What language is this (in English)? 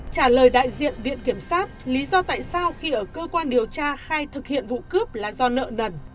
Vietnamese